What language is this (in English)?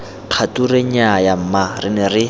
Tswana